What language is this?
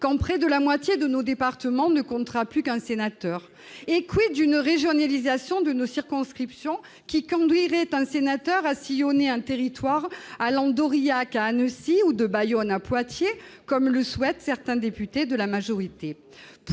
French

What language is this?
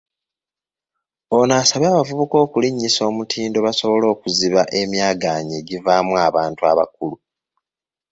Ganda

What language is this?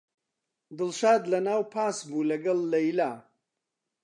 Central Kurdish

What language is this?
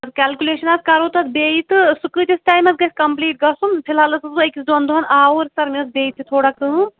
Kashmiri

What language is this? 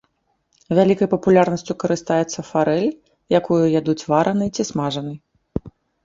Belarusian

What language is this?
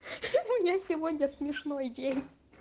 Russian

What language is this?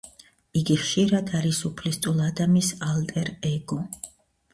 Georgian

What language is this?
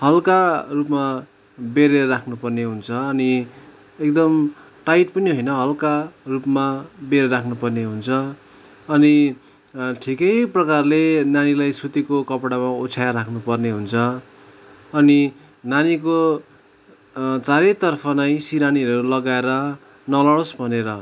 Nepali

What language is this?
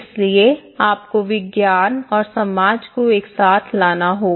Hindi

